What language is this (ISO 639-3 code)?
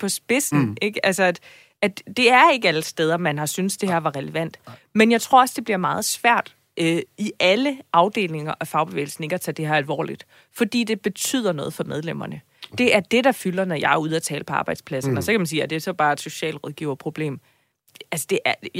dan